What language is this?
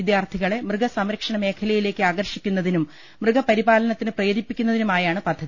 Malayalam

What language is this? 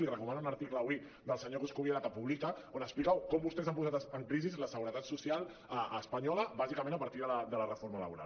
Catalan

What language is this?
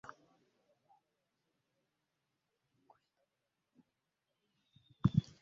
Ganda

